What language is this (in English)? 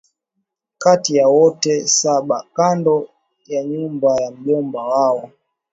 Swahili